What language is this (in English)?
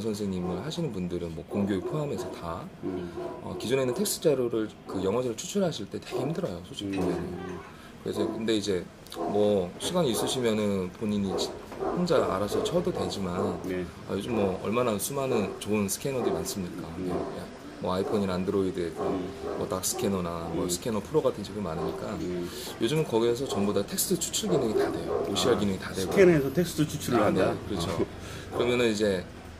Korean